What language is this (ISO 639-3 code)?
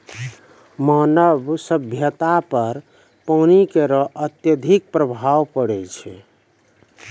mai